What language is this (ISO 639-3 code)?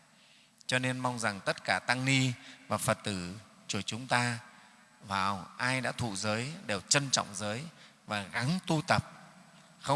vie